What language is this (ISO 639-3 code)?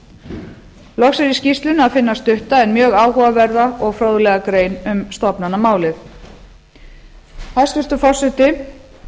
isl